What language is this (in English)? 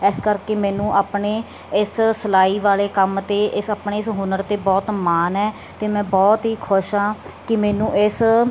Punjabi